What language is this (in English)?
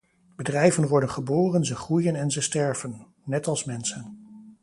Dutch